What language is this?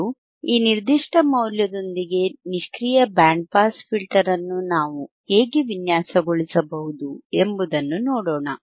Kannada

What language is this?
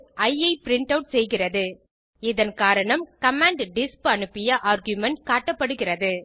Tamil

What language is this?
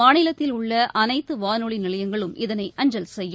Tamil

